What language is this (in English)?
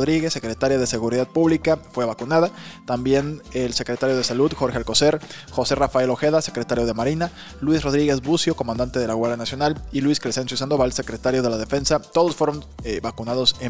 Spanish